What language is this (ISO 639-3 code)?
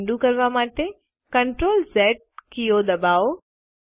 guj